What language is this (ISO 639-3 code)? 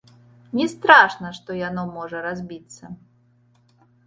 bel